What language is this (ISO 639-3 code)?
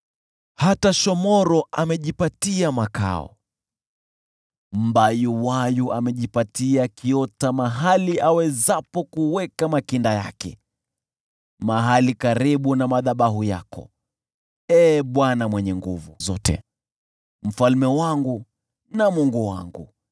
swa